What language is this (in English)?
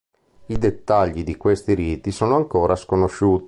Italian